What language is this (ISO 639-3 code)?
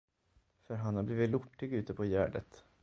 swe